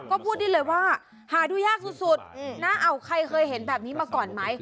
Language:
Thai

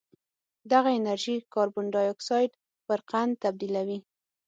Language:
Pashto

